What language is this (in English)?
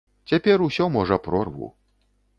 Belarusian